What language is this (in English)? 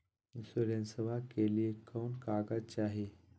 Magahi